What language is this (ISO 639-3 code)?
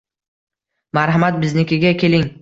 uzb